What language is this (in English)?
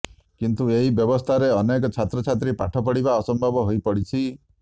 Odia